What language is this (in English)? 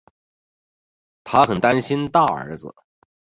Chinese